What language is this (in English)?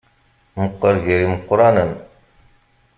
Kabyle